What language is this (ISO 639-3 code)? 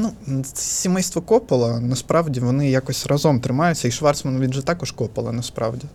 ukr